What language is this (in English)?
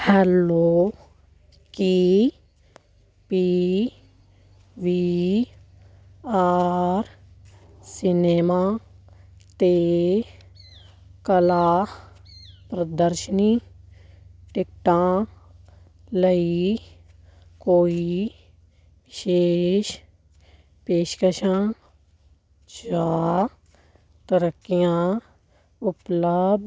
Punjabi